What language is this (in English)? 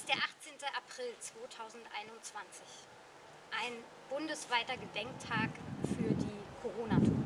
German